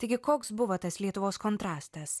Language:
Lithuanian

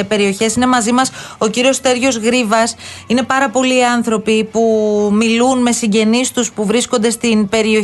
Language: Greek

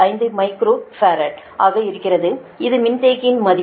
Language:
Tamil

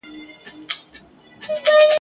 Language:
Pashto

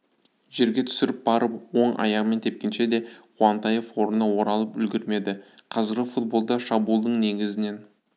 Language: Kazakh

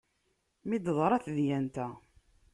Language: Kabyle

